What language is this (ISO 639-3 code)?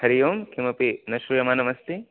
san